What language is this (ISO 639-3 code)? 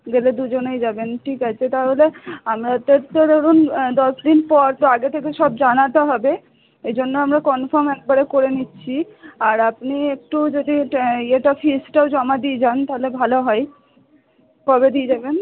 ben